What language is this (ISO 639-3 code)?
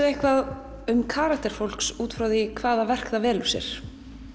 isl